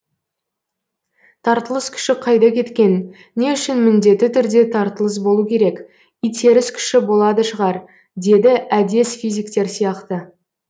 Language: Kazakh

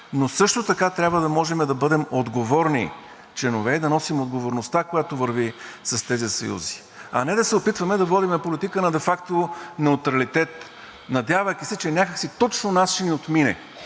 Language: Bulgarian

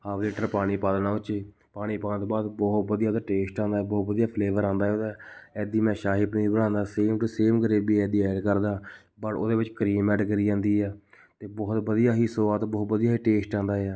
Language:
Punjabi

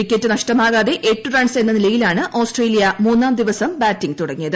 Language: Malayalam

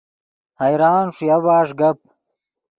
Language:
Yidgha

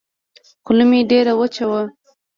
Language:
Pashto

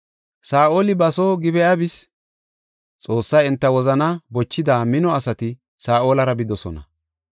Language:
Gofa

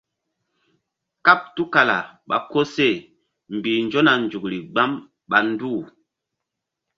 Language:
Mbum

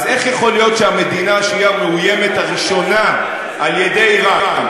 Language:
Hebrew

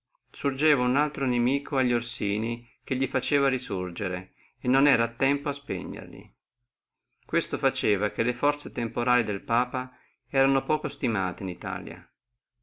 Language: Italian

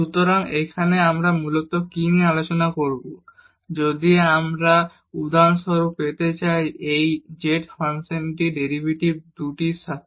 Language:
Bangla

